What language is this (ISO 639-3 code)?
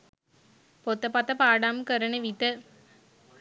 sin